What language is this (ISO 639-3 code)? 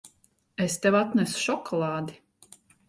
lav